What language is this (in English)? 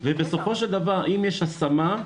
Hebrew